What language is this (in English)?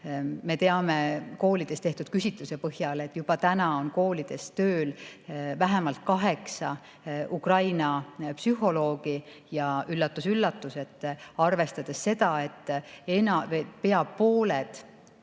Estonian